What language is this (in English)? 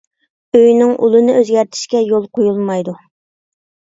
Uyghur